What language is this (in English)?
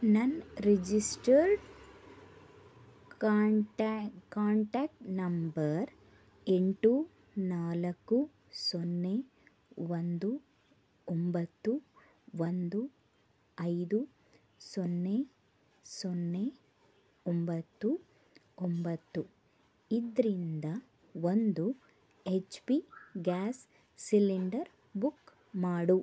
Kannada